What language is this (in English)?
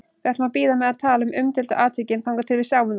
Icelandic